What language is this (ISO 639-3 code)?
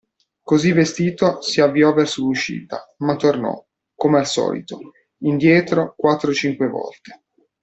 ita